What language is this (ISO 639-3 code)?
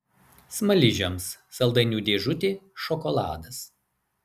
lit